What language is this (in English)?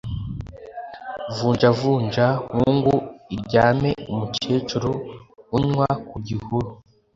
Kinyarwanda